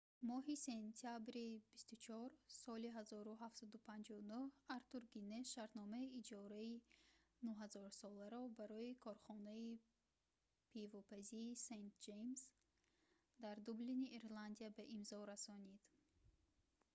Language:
Tajik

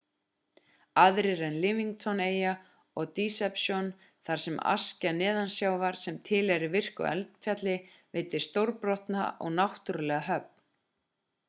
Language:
Icelandic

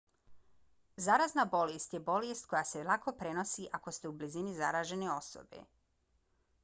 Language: Bosnian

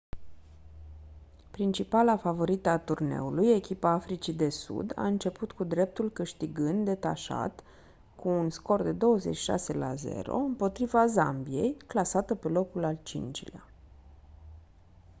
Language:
Romanian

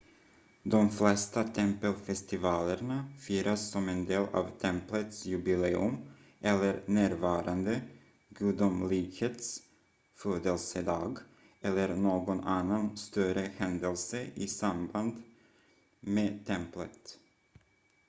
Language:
Swedish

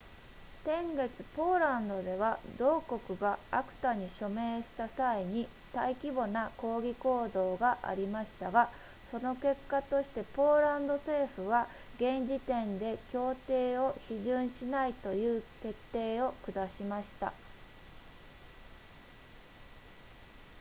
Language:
Japanese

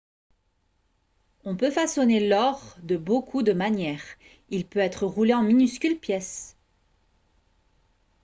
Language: French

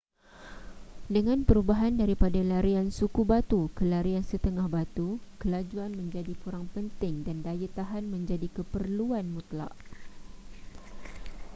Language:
Malay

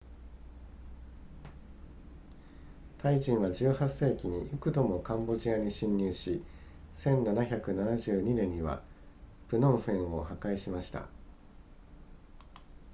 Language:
Japanese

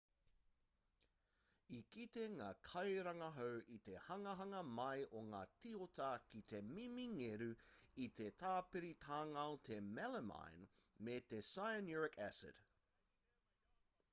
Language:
Māori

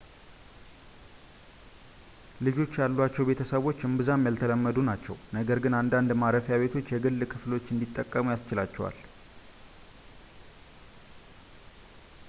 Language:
Amharic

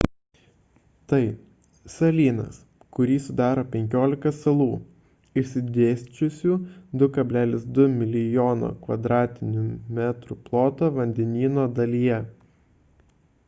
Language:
Lithuanian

